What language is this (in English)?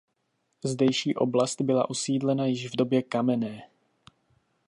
Czech